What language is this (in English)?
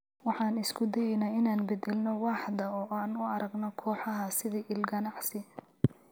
Somali